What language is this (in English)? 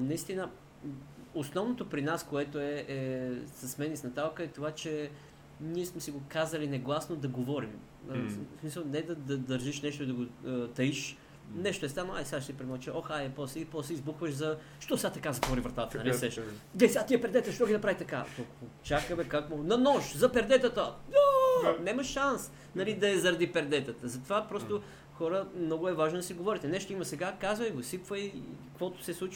Bulgarian